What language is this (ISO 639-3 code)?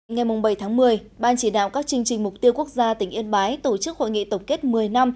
vie